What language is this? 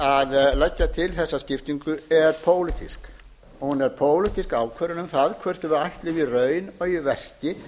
Icelandic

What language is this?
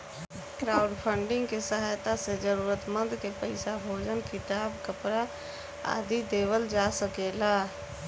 Bhojpuri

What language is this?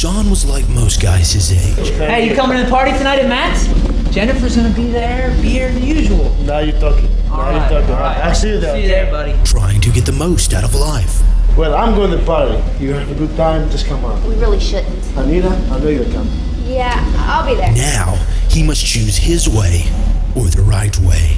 English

